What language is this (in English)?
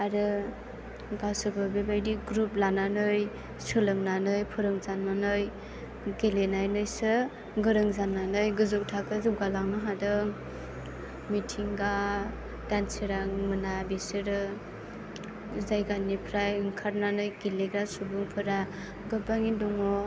Bodo